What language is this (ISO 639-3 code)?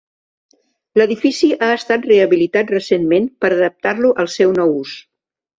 cat